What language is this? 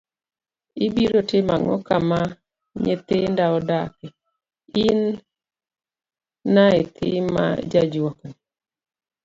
Luo (Kenya and Tanzania)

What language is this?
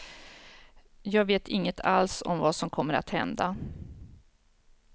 Swedish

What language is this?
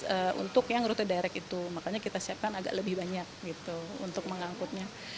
Indonesian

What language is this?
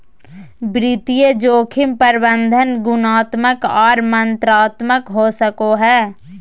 Magahi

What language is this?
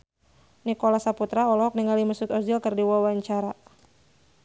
Sundanese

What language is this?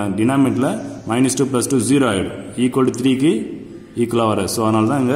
Hindi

